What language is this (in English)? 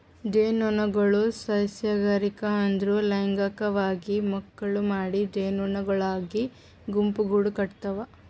Kannada